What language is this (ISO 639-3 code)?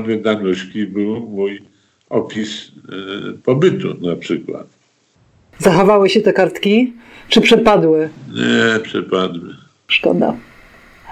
pol